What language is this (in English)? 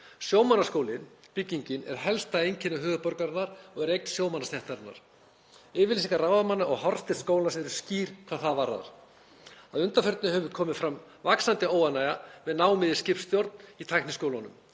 Icelandic